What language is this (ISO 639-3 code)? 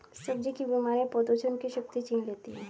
hin